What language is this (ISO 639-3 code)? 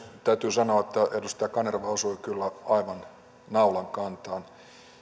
fin